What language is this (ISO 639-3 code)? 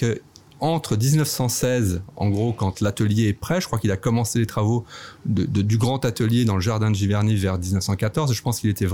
fra